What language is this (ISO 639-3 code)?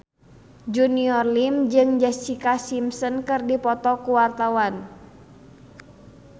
sun